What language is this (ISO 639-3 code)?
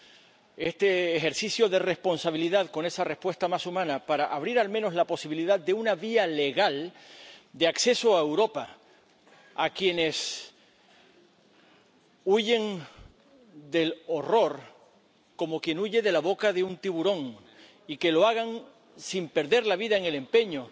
spa